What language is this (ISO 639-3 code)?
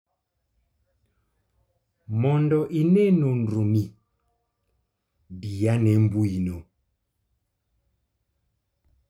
luo